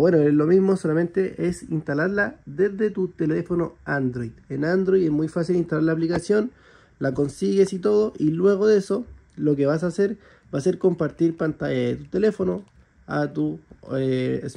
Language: Spanish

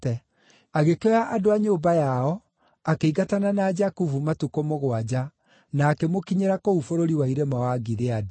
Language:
Kikuyu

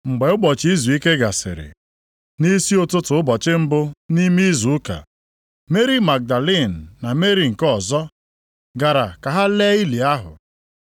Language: Igbo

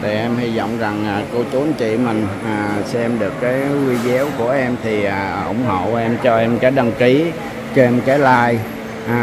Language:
Vietnamese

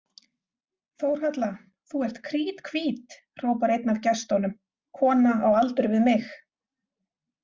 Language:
Icelandic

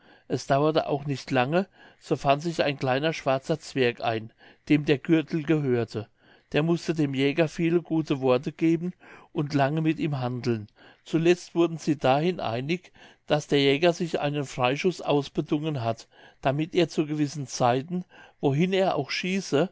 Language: German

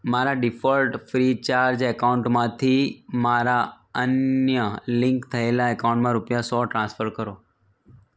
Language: Gujarati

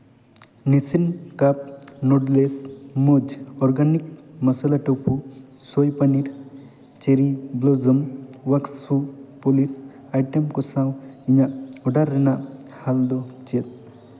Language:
Santali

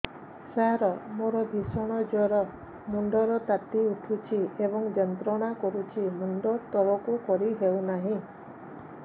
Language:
Odia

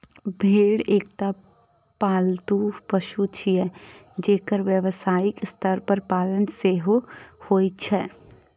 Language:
Maithili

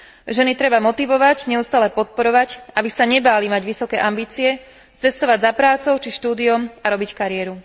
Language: Slovak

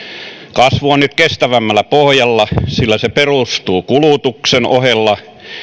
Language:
Finnish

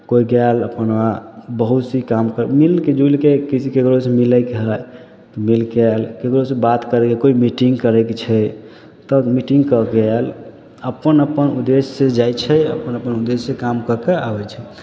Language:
Maithili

